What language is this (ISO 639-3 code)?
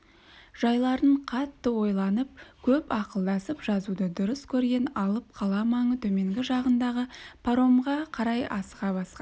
kaz